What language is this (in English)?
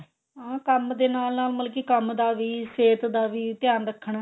Punjabi